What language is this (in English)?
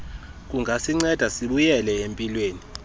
Xhosa